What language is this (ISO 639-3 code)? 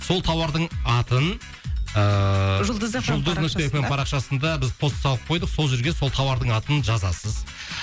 kaz